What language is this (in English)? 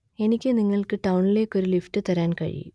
Malayalam